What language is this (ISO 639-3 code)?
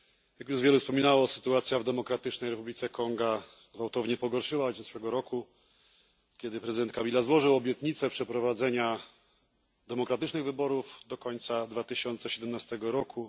pol